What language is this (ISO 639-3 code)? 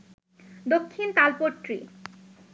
ben